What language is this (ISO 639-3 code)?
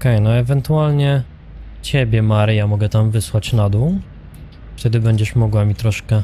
pol